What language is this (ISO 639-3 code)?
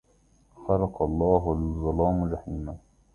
ara